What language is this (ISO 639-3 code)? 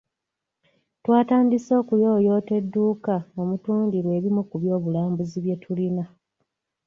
lug